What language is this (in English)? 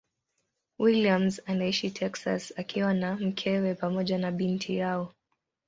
Swahili